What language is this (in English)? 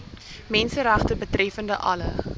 Afrikaans